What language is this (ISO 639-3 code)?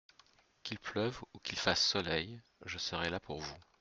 fra